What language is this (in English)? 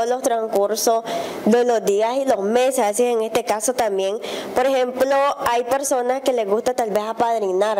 Spanish